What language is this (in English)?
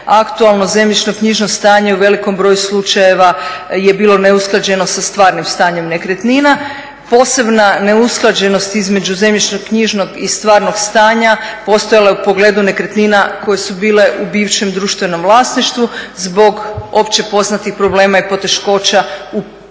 Croatian